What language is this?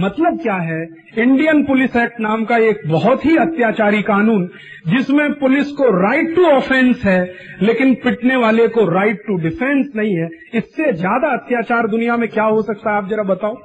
Hindi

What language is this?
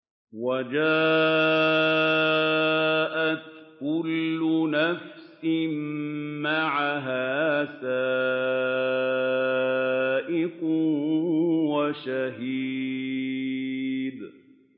Arabic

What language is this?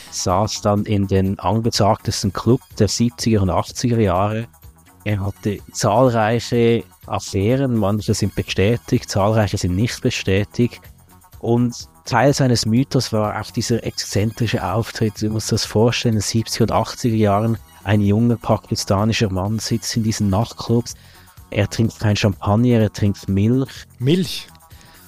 German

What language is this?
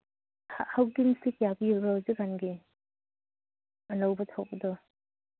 Manipuri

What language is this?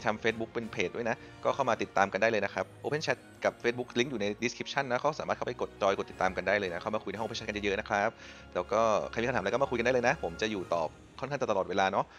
Thai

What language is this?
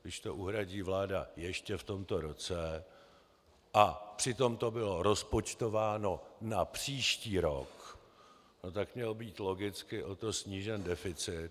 Czech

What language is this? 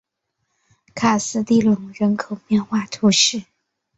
Chinese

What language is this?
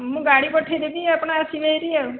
Odia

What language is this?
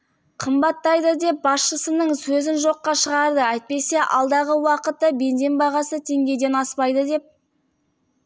Kazakh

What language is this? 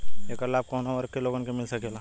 Bhojpuri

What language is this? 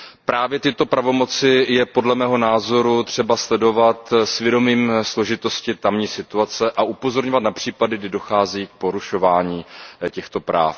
Czech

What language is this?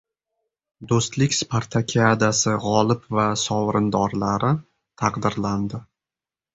Uzbek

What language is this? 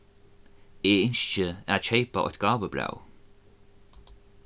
Faroese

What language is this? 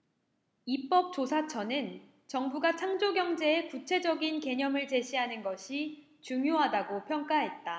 Korean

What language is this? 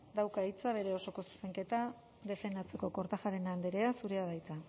Basque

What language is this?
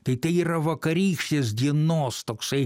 Lithuanian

